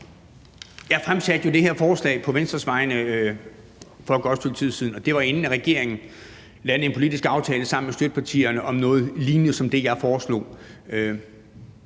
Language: Danish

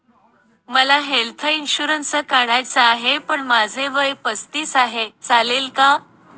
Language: Marathi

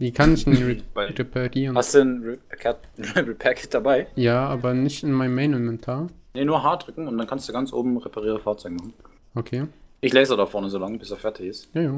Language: German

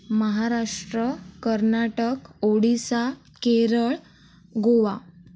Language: Marathi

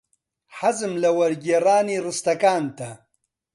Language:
Central Kurdish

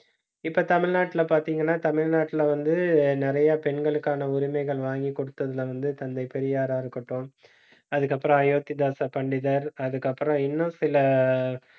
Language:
Tamil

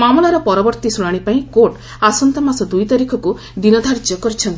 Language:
Odia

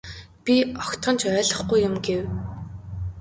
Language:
Mongolian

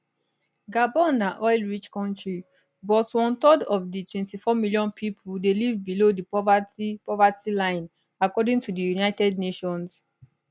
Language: Nigerian Pidgin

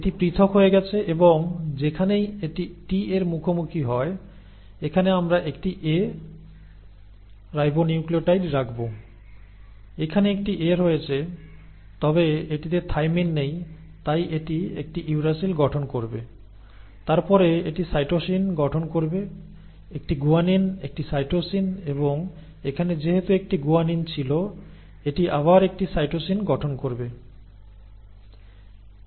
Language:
Bangla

